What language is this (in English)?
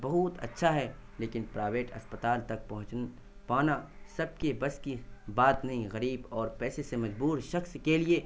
Urdu